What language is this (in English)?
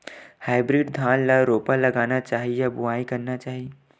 Chhattisgarhi